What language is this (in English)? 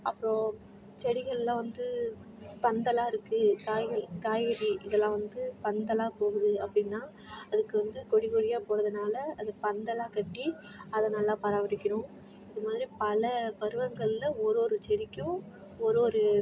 Tamil